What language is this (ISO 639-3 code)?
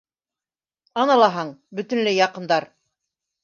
bak